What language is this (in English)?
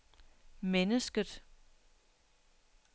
Danish